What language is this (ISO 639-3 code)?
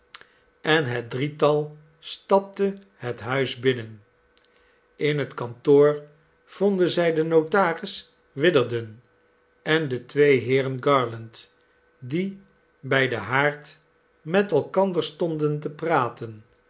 nld